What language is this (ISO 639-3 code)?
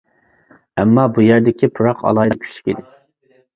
uig